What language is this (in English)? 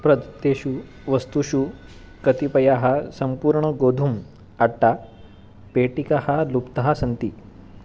Sanskrit